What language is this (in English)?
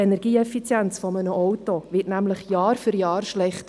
Swiss German